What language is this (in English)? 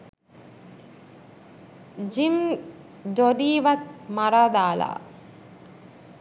Sinhala